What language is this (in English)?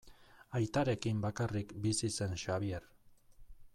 Basque